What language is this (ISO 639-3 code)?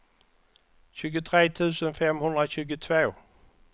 swe